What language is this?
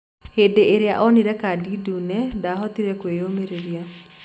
Kikuyu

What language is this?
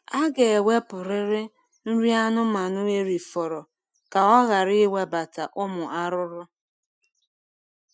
Igbo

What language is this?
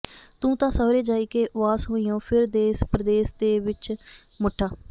Punjabi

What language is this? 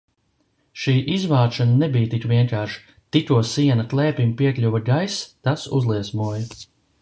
Latvian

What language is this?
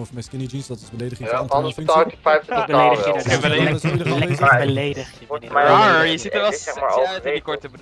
Dutch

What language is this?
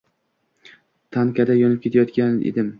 Uzbek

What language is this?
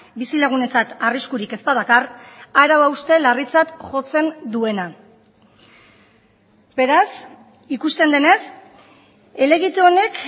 Basque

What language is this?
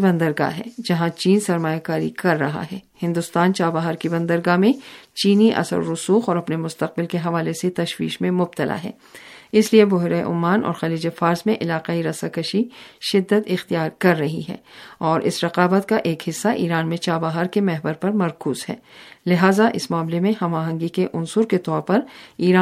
Urdu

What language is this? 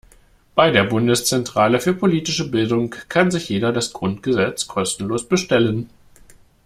German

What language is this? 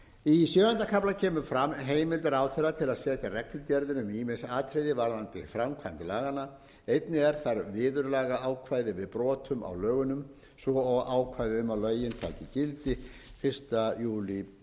Icelandic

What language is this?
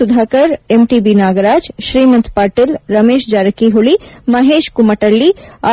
Kannada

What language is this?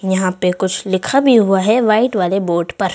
Hindi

